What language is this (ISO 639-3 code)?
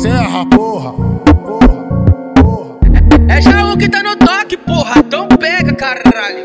ara